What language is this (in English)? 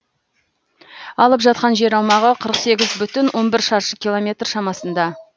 Kazakh